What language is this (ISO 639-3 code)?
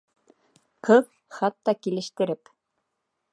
bak